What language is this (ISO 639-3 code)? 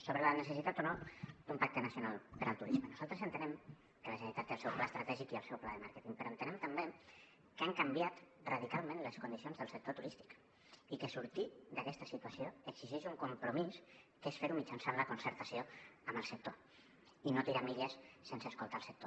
cat